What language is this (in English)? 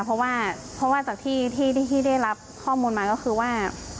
Thai